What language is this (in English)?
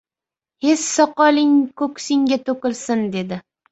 Uzbek